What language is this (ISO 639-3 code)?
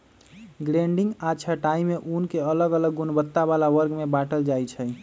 mag